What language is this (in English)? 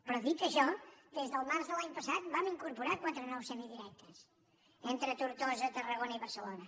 Catalan